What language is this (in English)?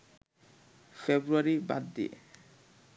Bangla